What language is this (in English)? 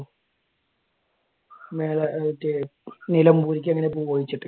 Malayalam